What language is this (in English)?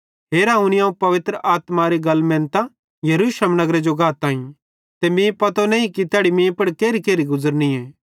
Bhadrawahi